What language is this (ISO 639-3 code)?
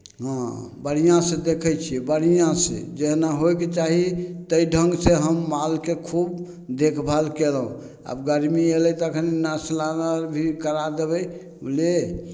mai